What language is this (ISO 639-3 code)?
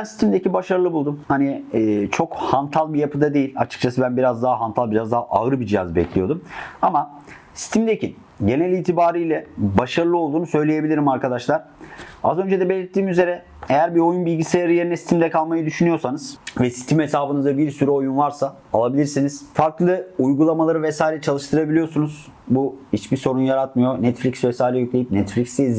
tur